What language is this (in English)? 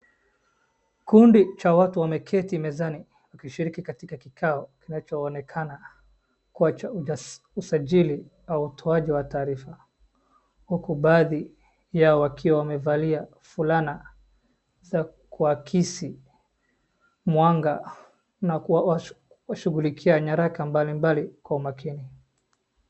Swahili